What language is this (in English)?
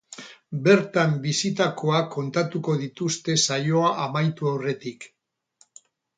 Basque